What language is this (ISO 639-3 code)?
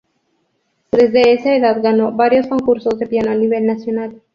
spa